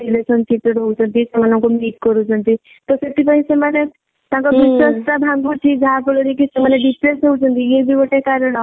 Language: Odia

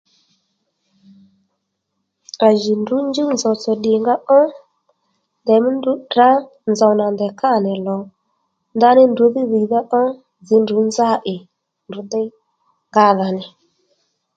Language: Lendu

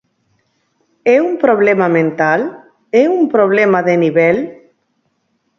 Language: Galician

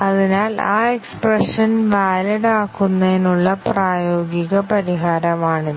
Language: Malayalam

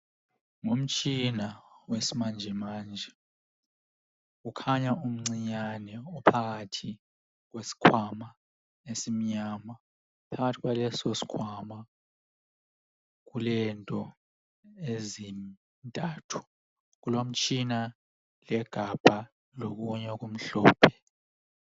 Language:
North Ndebele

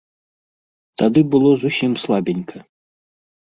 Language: Belarusian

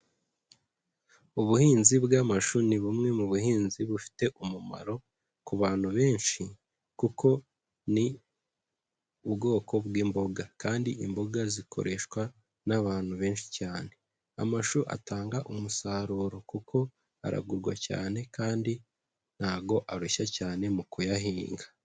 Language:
Kinyarwanda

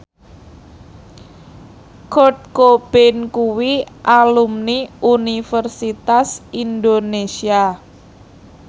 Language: Javanese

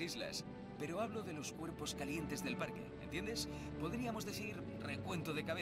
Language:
Spanish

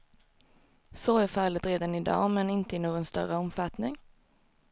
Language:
Swedish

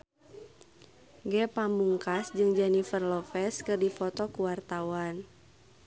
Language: Sundanese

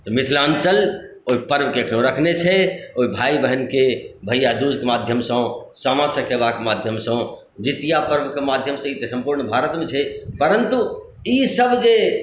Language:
Maithili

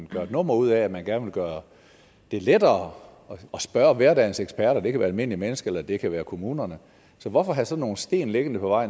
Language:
Danish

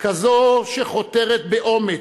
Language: Hebrew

